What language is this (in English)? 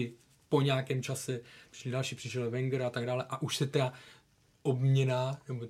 Czech